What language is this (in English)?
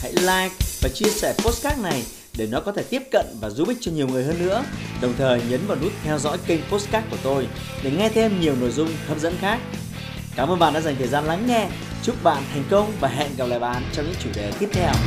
Vietnamese